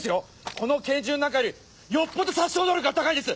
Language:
Japanese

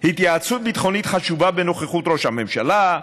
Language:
Hebrew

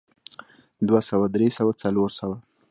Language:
Pashto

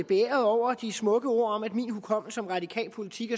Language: Danish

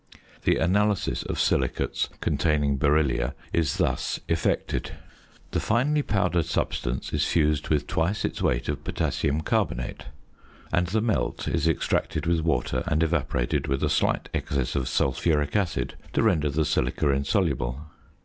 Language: English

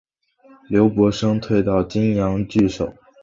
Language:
Chinese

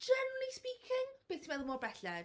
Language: Welsh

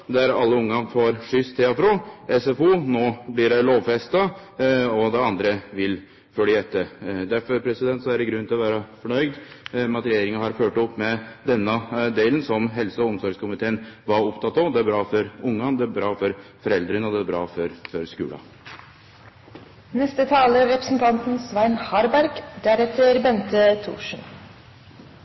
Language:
Norwegian Nynorsk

